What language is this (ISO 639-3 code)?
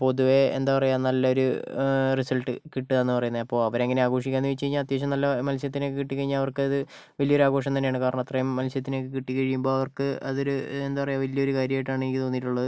mal